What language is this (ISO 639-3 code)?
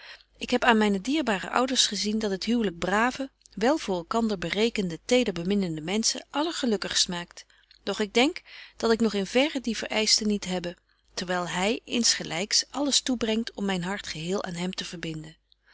nld